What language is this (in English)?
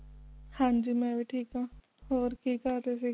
Punjabi